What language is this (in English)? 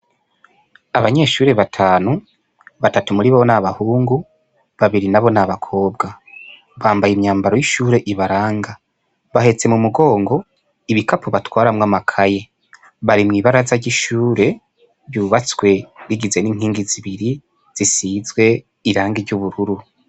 Rundi